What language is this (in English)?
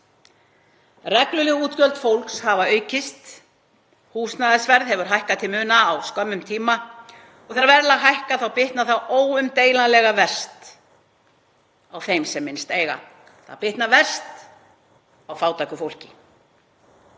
Icelandic